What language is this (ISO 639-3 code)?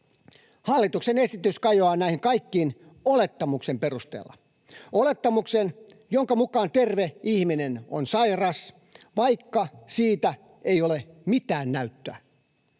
fin